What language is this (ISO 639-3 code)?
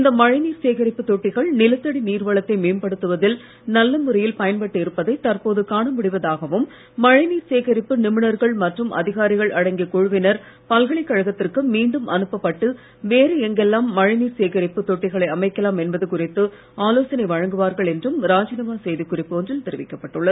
tam